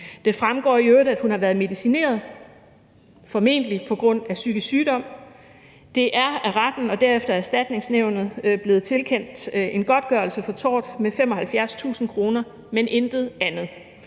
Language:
Danish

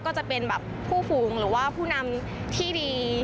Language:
Thai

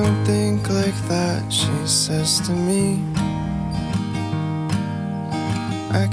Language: Turkish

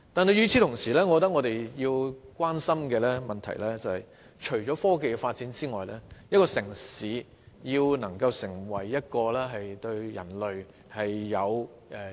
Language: Cantonese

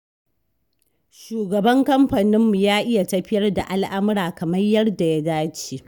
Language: Hausa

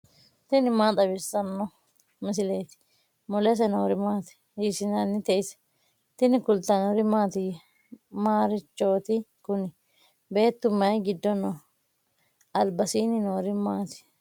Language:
Sidamo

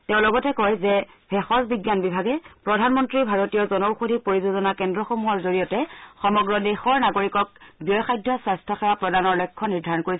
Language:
Assamese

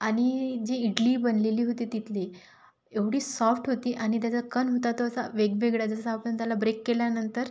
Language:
Marathi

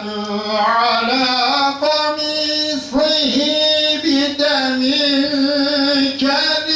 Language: Turkish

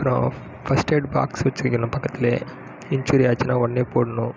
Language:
Tamil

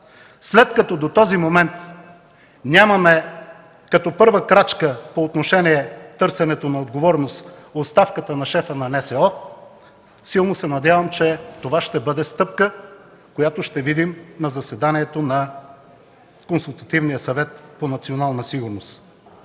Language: Bulgarian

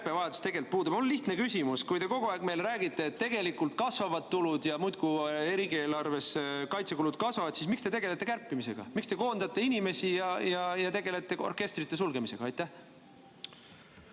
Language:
Estonian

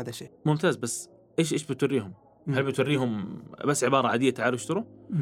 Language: Arabic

